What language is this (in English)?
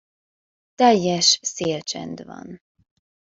Hungarian